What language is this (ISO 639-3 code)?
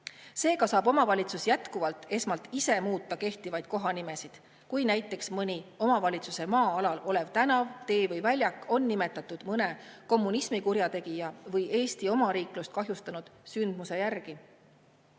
est